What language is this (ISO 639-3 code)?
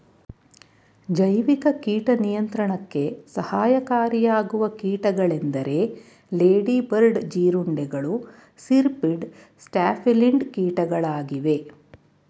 kan